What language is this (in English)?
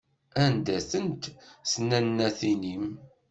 Kabyle